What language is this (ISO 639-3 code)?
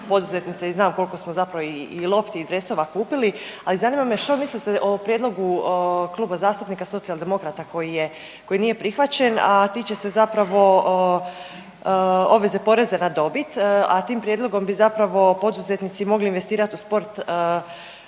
hrv